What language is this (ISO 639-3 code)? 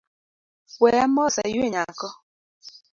luo